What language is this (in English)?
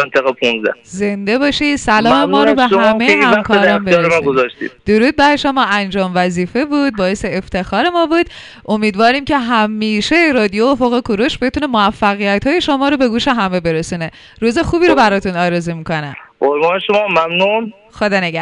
Persian